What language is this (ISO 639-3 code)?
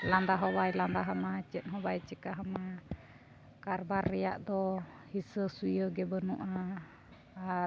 sat